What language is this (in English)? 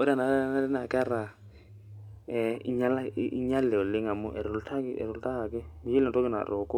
Masai